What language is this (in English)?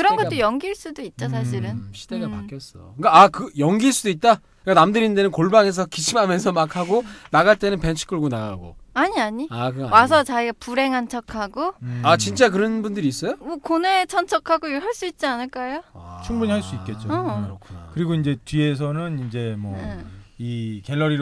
Korean